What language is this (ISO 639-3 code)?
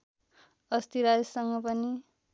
nep